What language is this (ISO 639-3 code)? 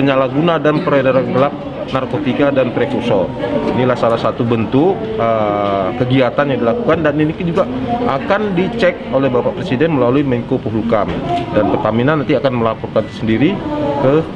ind